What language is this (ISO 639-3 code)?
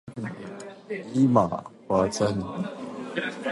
jpn